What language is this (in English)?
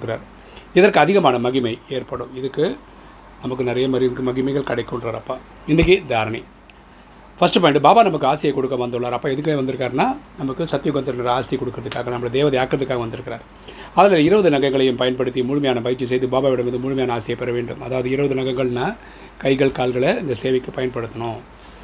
Tamil